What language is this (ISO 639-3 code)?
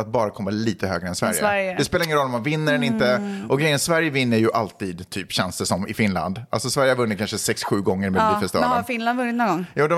swe